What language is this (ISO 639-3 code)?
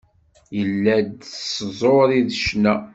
kab